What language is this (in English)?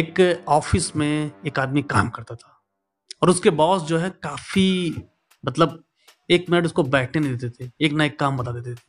Hindi